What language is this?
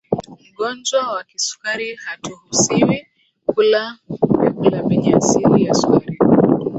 Swahili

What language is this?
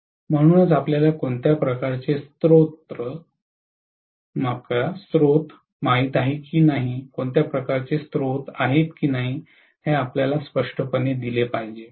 Marathi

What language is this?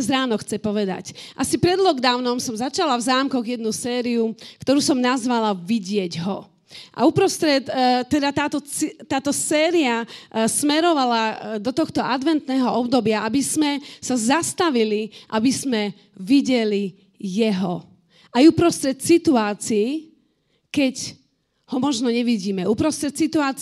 Slovak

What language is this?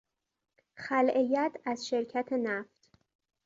Persian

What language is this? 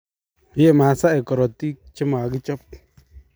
Kalenjin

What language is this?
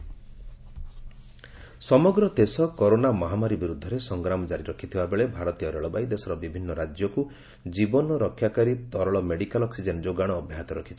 Odia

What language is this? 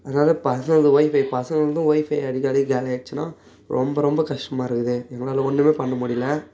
Tamil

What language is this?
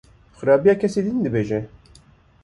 Kurdish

